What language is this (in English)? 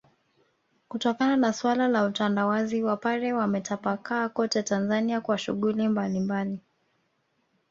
Swahili